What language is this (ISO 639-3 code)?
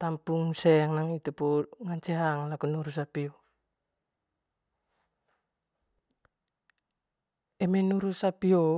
mqy